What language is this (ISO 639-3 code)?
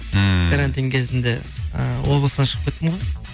kaz